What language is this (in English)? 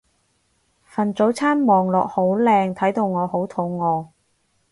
Cantonese